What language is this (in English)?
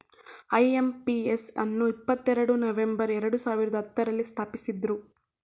Kannada